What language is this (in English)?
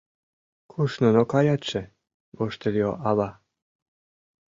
Mari